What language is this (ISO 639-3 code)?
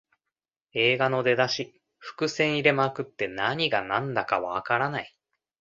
jpn